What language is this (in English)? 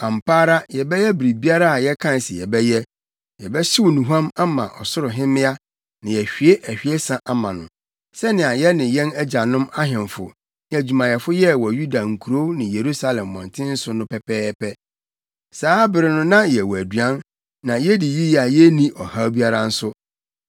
Akan